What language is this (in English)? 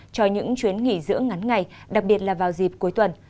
Vietnamese